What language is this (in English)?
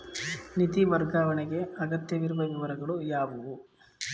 Kannada